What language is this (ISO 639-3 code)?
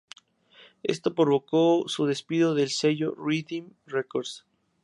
spa